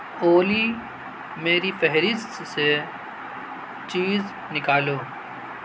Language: Urdu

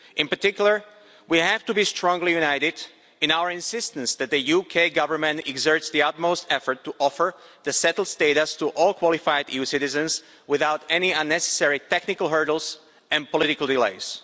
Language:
English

